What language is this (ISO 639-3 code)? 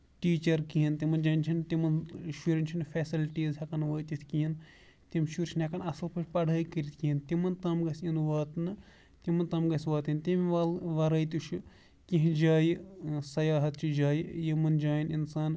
kas